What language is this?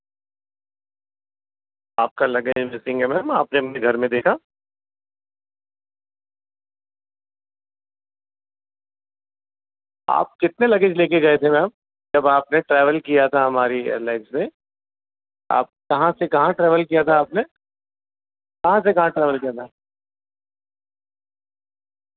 Urdu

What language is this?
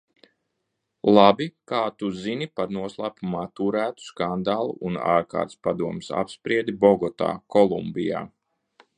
Latvian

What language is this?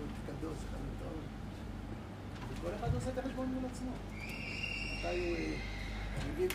Hebrew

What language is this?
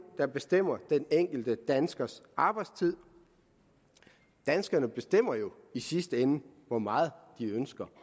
Danish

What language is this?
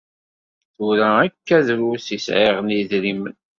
Kabyle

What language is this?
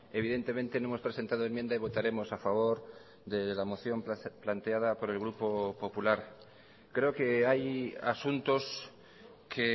Spanish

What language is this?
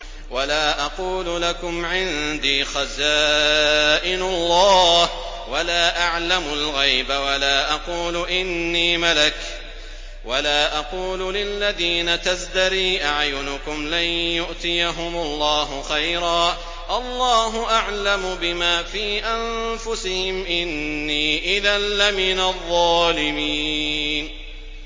Arabic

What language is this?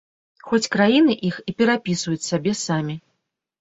Belarusian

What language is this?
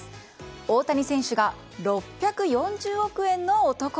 Japanese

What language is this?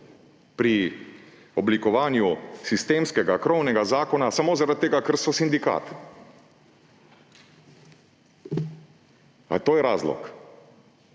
Slovenian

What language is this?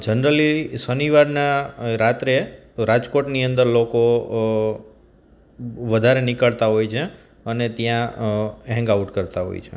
Gujarati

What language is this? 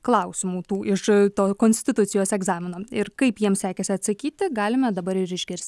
Lithuanian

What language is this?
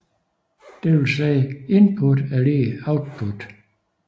Danish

